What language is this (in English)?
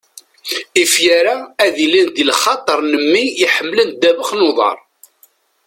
Kabyle